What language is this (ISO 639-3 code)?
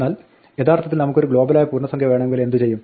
mal